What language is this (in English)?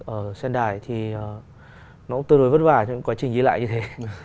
Vietnamese